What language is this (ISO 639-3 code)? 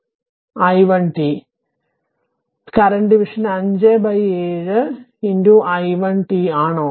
mal